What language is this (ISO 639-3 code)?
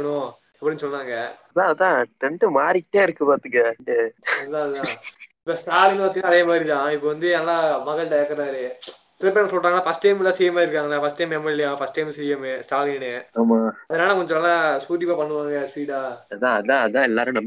tam